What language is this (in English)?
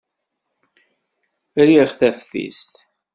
Kabyle